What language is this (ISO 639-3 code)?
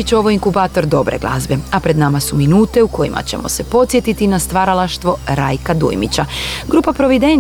hrv